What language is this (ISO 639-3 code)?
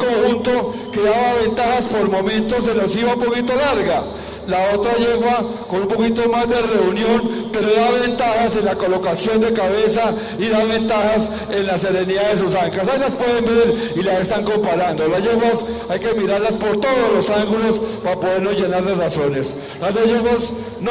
spa